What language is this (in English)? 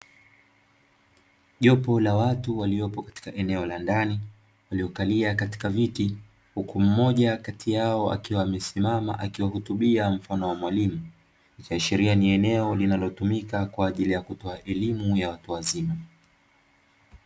Swahili